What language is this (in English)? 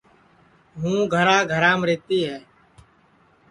Sansi